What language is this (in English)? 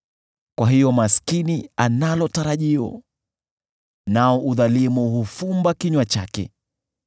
Swahili